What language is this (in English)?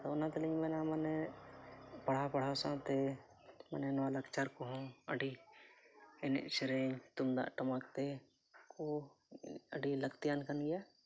Santali